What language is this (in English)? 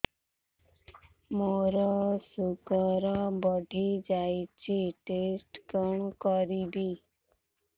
Odia